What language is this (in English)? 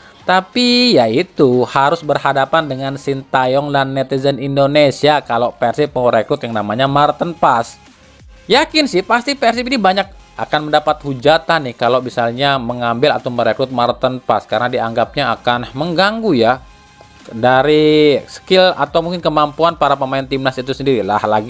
Indonesian